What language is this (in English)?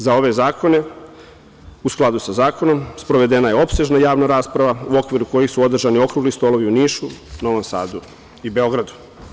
Serbian